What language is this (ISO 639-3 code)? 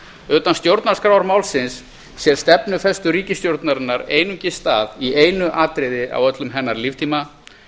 isl